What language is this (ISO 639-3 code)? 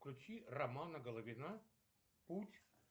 rus